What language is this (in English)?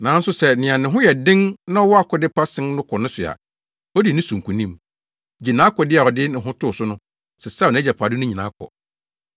Akan